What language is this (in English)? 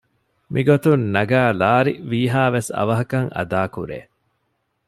Divehi